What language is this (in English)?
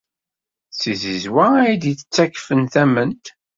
Kabyle